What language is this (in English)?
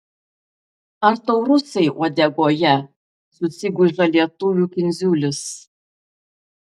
Lithuanian